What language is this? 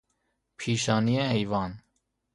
Persian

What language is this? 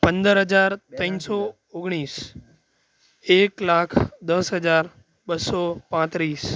Gujarati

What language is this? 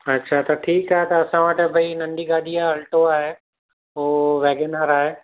Sindhi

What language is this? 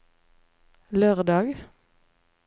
Norwegian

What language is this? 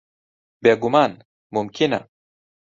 Central Kurdish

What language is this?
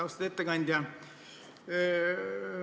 Estonian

